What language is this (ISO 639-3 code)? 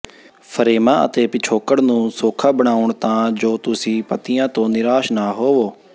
pan